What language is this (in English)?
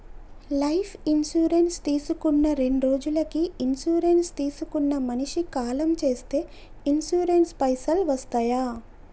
Telugu